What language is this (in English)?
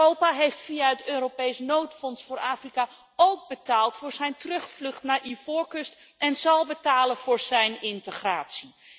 Dutch